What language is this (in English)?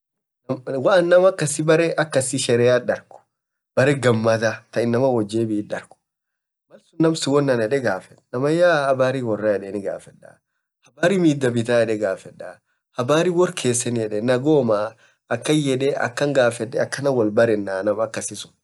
Orma